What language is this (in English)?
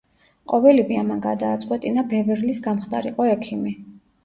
Georgian